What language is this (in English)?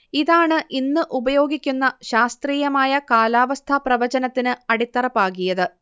Malayalam